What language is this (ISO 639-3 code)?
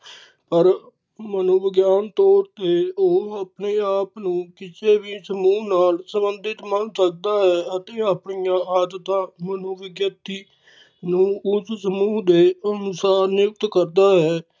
pan